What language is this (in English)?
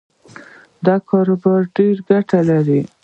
Pashto